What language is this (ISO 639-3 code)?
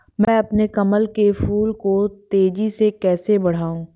hin